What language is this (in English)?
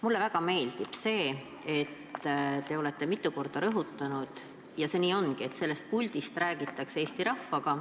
Estonian